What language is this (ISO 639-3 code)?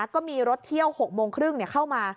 tha